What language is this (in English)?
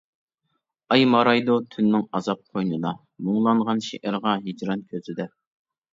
Uyghur